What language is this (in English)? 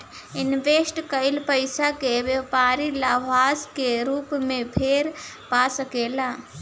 Bhojpuri